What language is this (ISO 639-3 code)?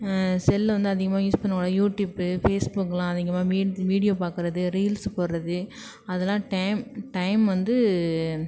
tam